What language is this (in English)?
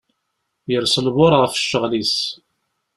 Kabyle